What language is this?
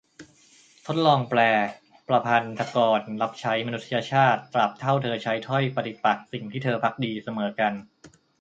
Thai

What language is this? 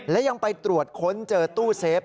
Thai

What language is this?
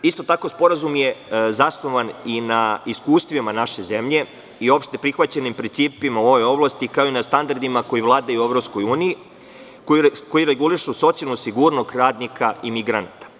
Serbian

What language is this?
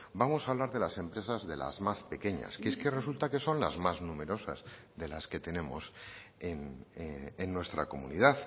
Spanish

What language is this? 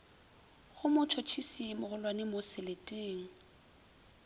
Northern Sotho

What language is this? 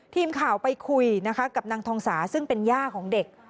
Thai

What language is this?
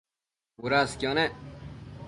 Matsés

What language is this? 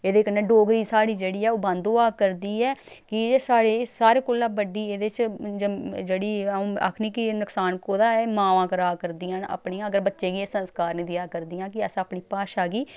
Dogri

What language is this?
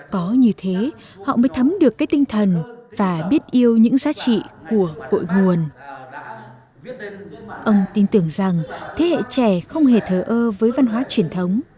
Vietnamese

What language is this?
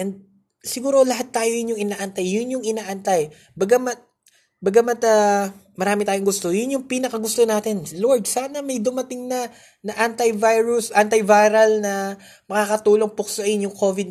Filipino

